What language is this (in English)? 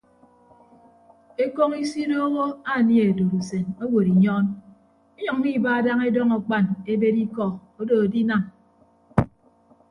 Ibibio